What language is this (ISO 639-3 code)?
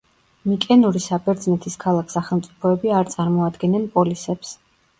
kat